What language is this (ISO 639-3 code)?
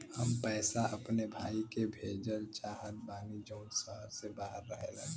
bho